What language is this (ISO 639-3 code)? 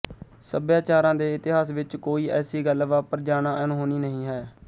pan